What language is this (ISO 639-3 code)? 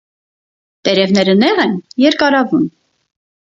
hye